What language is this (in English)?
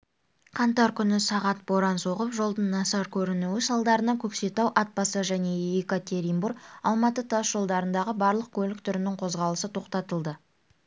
Kazakh